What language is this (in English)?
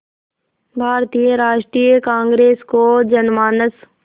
Hindi